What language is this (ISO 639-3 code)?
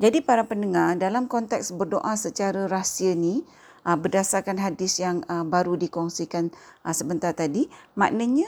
msa